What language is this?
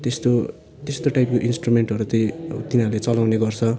Nepali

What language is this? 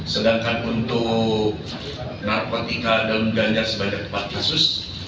Indonesian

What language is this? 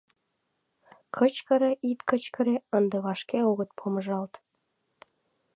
Mari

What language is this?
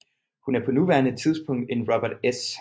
Danish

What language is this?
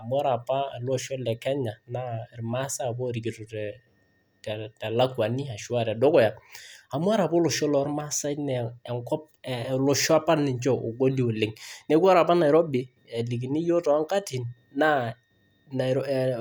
Masai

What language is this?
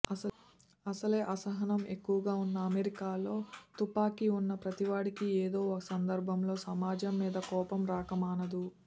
Telugu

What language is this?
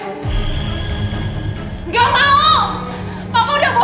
Indonesian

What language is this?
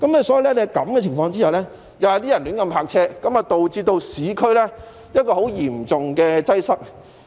Cantonese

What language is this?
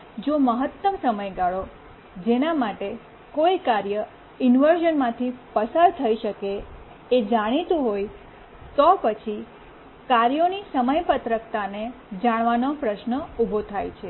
Gujarati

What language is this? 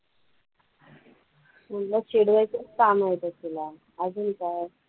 Marathi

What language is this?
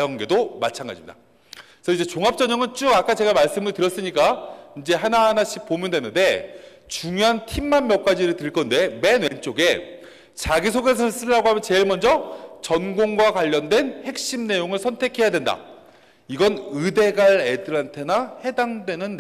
Korean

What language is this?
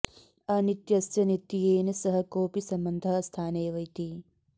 Sanskrit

